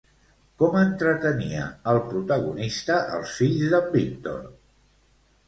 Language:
Catalan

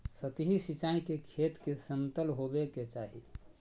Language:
Magahi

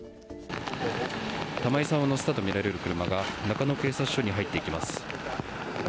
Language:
Japanese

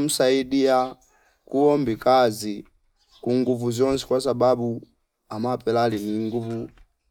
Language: Fipa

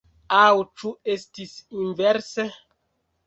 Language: Esperanto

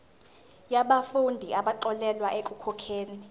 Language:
Zulu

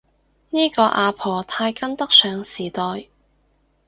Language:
Cantonese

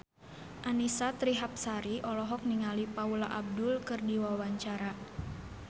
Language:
Sundanese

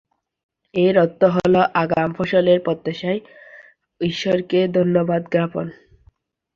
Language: Bangla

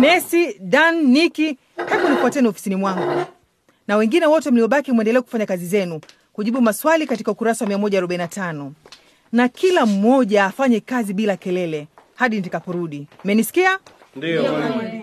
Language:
Swahili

